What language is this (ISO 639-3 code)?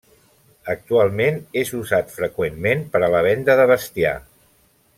cat